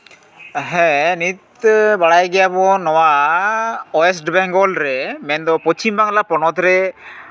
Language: Santali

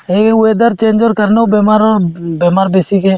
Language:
Assamese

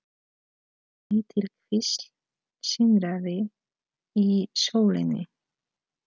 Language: Icelandic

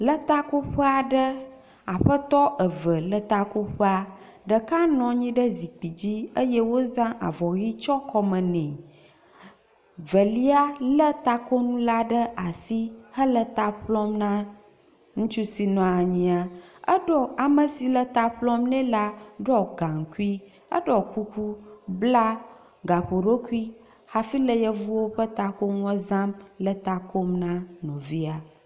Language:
Ewe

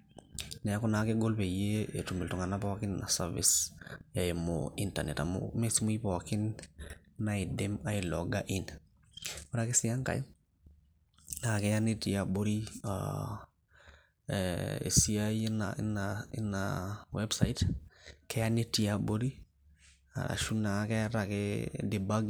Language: Masai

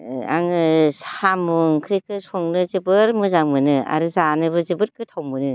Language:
Bodo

